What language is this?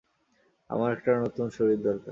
Bangla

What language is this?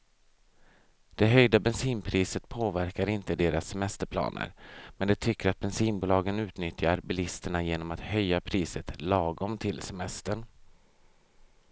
Swedish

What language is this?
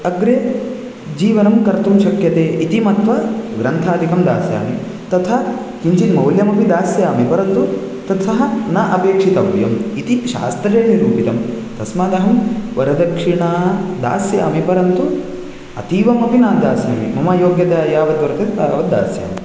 Sanskrit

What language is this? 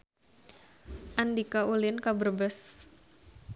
Sundanese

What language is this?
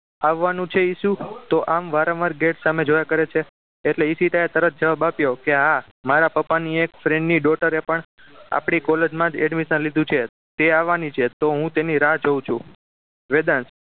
Gujarati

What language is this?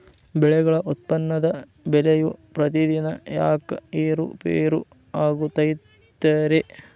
Kannada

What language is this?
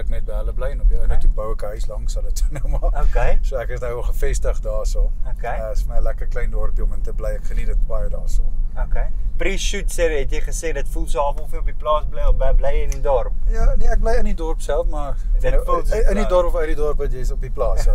Dutch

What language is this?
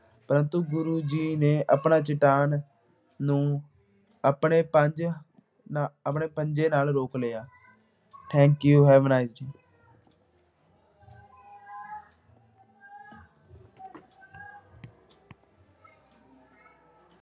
Punjabi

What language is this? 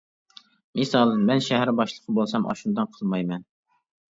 Uyghur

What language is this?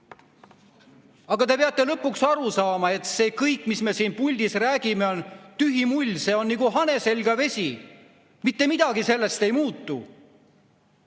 Estonian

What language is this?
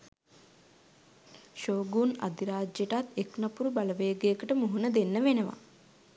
Sinhala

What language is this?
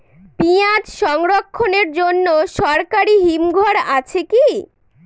Bangla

